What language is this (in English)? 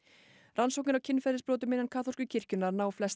Icelandic